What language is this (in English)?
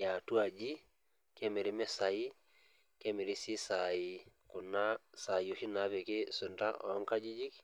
Masai